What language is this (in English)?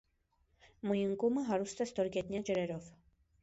Armenian